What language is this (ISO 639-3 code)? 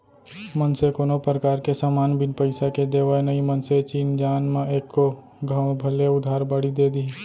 hne